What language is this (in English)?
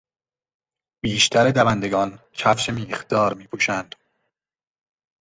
Persian